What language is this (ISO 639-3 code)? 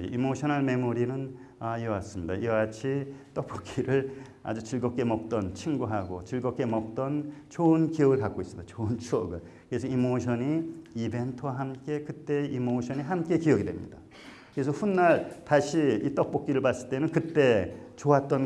kor